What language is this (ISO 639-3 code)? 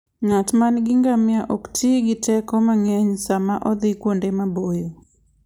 luo